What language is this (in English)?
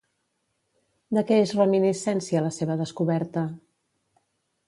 Catalan